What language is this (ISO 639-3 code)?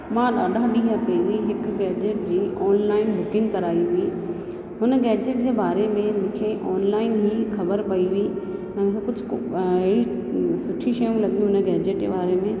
snd